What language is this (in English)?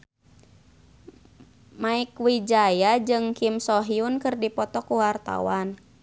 Sundanese